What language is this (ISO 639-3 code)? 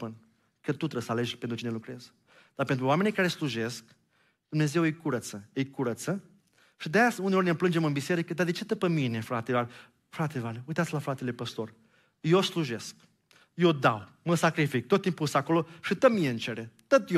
ron